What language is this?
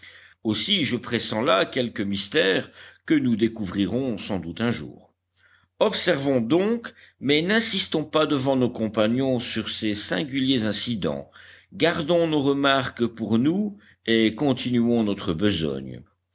French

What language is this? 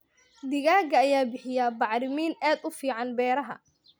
Somali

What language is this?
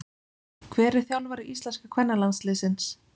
Icelandic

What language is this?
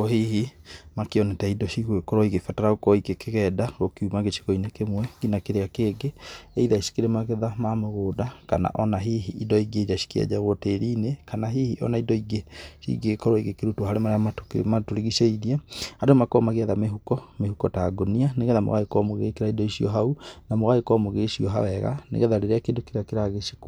Kikuyu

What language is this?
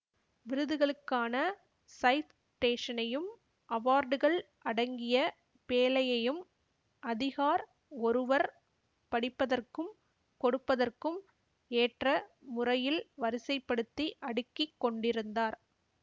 Tamil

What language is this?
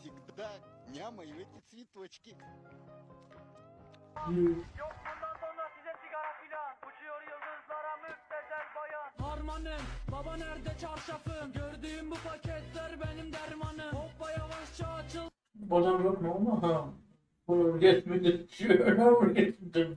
Russian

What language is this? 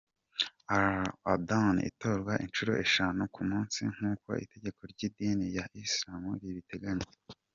Kinyarwanda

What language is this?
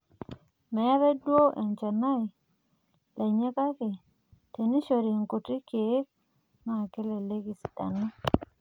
Masai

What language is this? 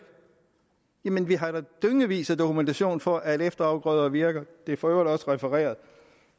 Danish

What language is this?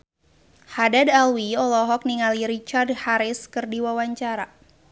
Sundanese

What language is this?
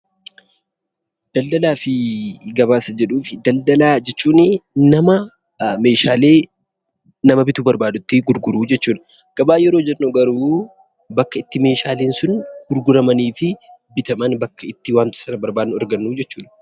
Oromo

